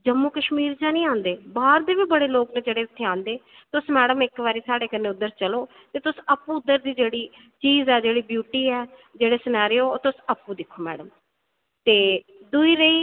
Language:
Dogri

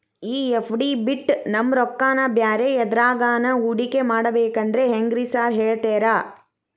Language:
Kannada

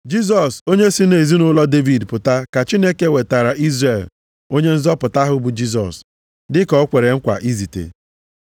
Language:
Igbo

